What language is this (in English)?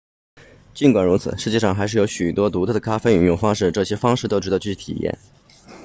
Chinese